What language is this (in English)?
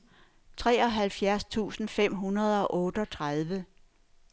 Danish